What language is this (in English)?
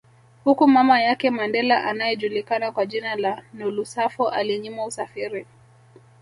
Swahili